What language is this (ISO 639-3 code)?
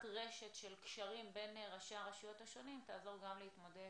heb